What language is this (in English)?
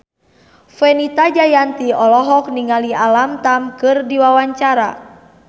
Sundanese